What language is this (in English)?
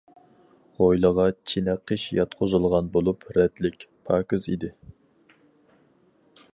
Uyghur